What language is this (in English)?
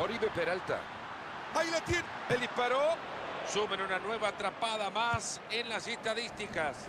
Spanish